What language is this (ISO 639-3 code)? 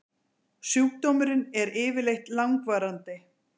isl